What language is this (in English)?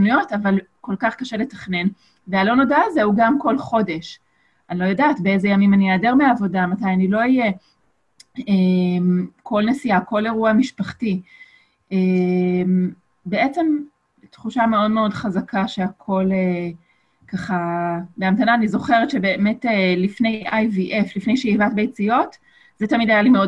Hebrew